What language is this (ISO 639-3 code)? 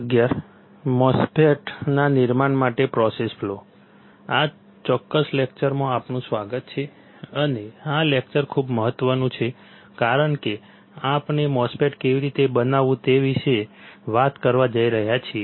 guj